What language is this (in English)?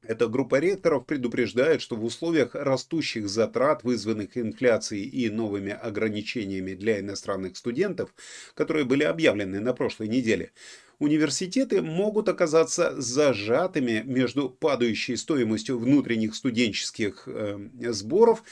Russian